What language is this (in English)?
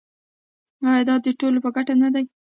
Pashto